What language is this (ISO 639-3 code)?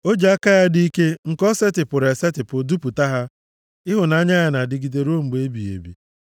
ibo